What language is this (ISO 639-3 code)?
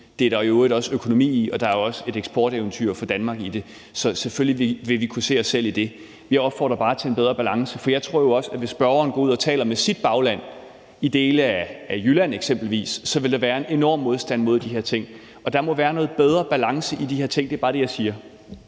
dan